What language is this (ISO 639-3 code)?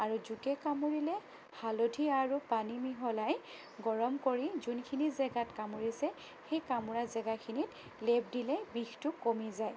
asm